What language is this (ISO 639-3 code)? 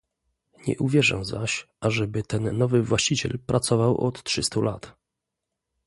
pol